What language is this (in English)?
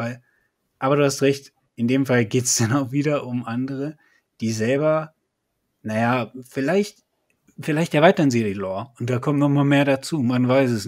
German